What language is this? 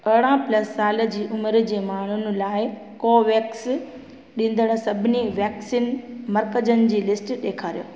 Sindhi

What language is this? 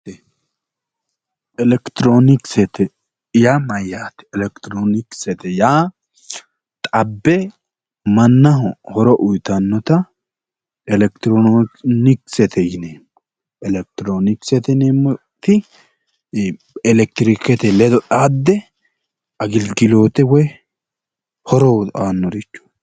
Sidamo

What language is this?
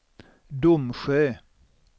Swedish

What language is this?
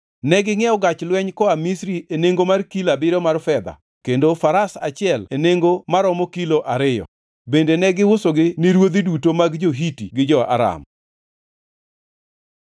Luo (Kenya and Tanzania)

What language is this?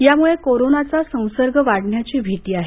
Marathi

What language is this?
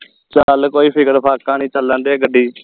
Punjabi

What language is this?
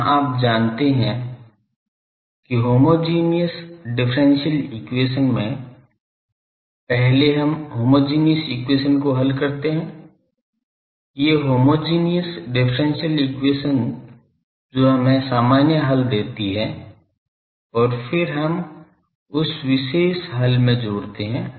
Hindi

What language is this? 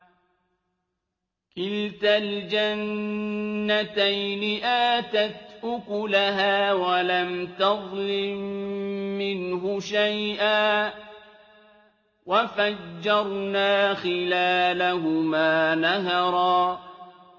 Arabic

